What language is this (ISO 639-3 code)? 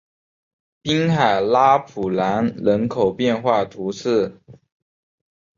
zho